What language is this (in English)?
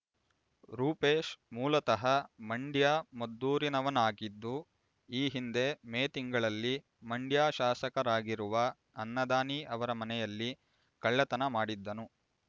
Kannada